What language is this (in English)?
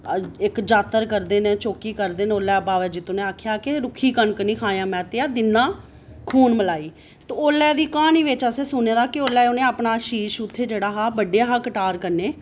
Dogri